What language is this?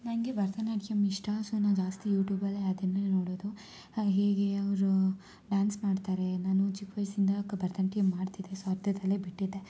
Kannada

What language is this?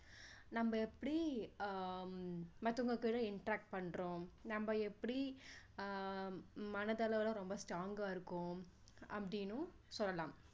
Tamil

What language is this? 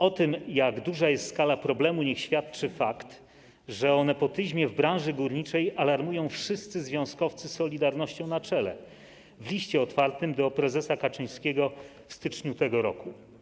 Polish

